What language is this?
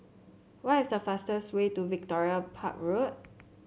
English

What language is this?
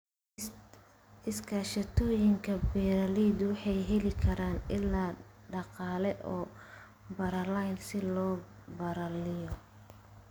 Somali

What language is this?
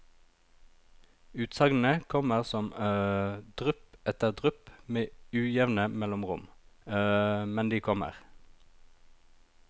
Norwegian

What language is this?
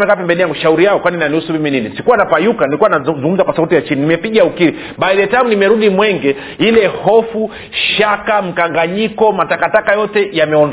Swahili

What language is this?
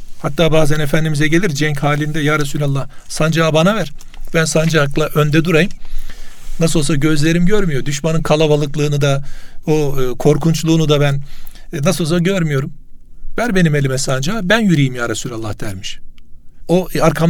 Turkish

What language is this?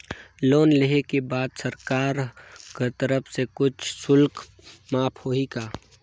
Chhattisgarhi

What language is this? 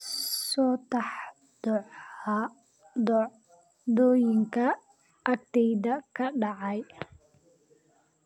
Somali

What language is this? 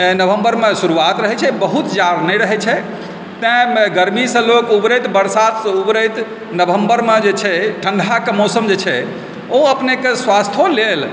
Maithili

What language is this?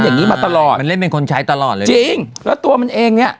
Thai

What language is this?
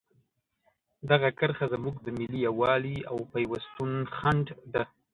Pashto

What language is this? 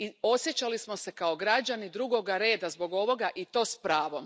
Croatian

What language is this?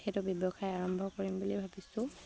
Assamese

